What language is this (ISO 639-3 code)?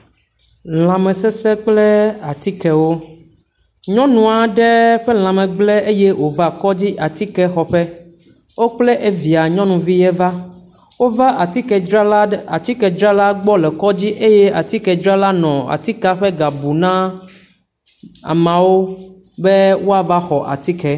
ewe